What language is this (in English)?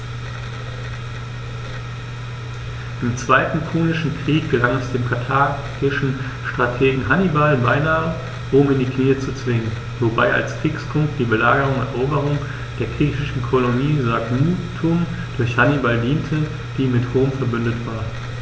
German